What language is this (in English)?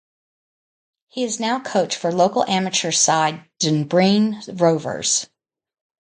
English